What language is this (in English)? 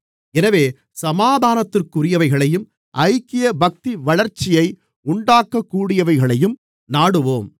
Tamil